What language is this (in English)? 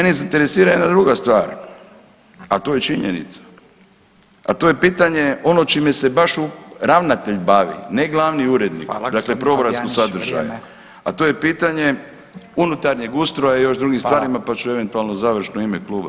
Croatian